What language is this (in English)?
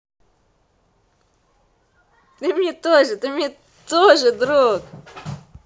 Russian